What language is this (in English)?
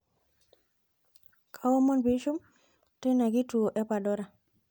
Masai